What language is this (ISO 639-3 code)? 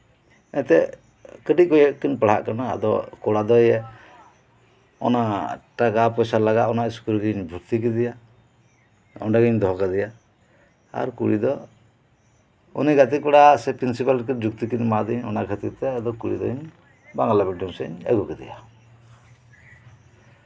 sat